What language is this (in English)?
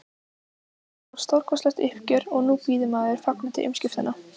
Icelandic